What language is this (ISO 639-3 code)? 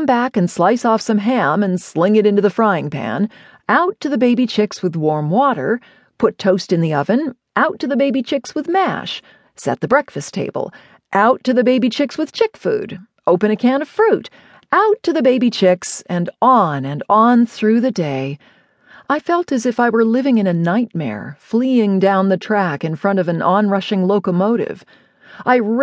eng